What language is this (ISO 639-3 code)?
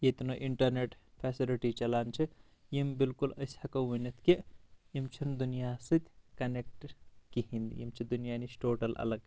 kas